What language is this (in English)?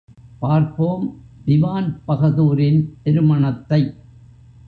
Tamil